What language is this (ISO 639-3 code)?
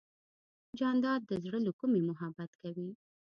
pus